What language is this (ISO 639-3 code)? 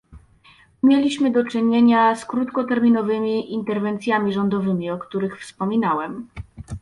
pol